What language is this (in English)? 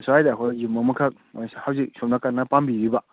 Manipuri